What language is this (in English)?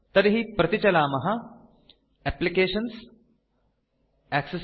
Sanskrit